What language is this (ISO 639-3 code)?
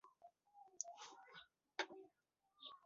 pus